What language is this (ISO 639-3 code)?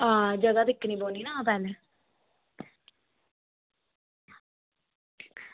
doi